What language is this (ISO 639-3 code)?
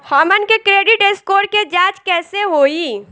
bho